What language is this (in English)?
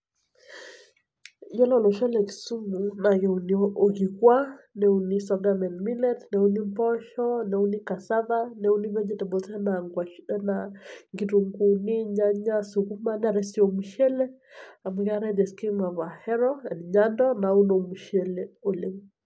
Masai